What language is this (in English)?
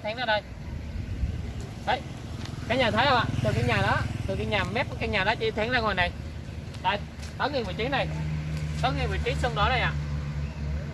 Vietnamese